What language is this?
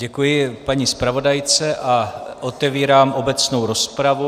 Czech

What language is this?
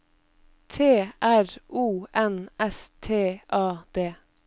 Norwegian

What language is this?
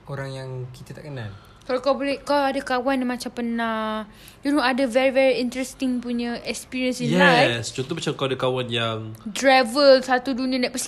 Malay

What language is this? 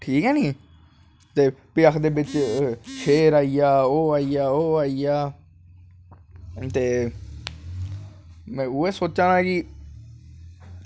Dogri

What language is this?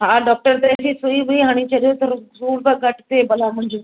Sindhi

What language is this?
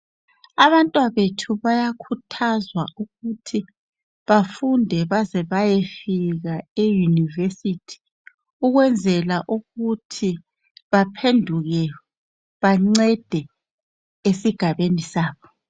North Ndebele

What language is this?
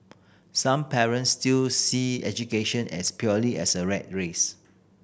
English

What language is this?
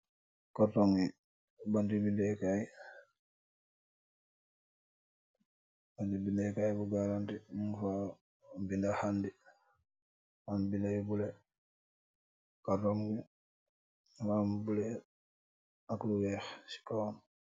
Wolof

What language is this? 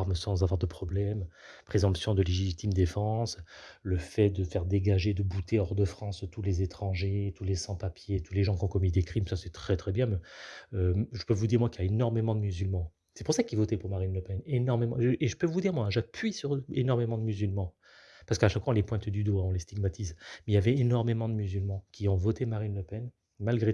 French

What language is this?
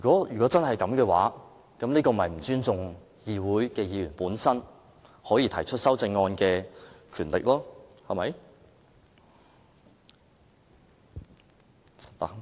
Cantonese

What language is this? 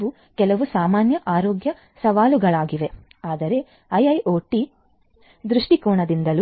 Kannada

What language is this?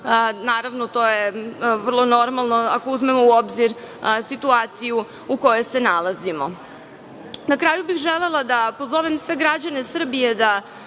Serbian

